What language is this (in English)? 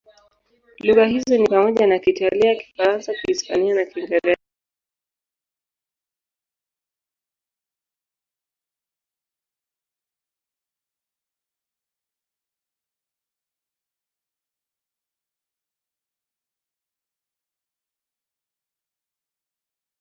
Swahili